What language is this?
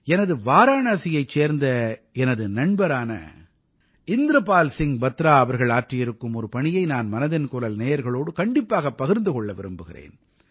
Tamil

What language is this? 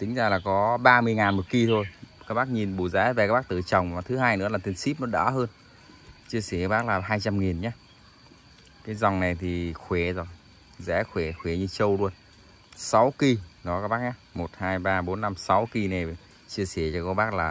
Vietnamese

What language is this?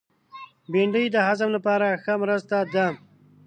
Pashto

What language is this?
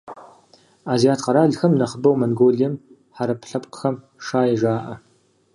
Kabardian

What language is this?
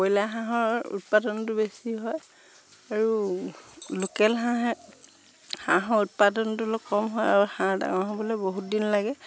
Assamese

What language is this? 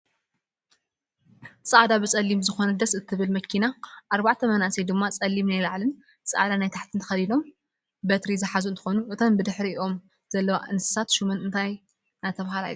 Tigrinya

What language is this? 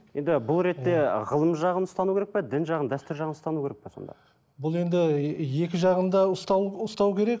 Kazakh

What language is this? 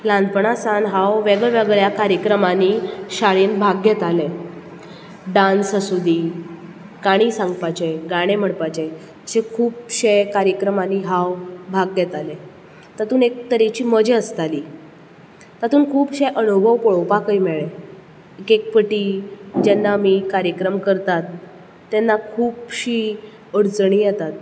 Konkani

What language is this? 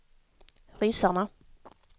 Swedish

